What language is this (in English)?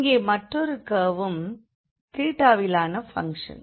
Tamil